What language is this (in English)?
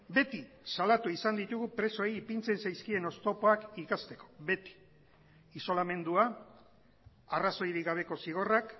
Basque